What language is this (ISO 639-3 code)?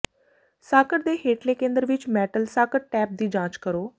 pan